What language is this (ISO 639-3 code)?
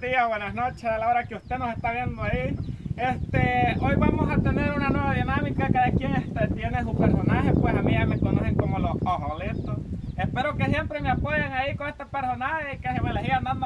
spa